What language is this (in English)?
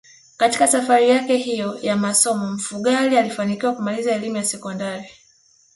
Swahili